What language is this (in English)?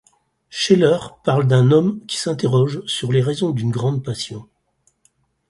French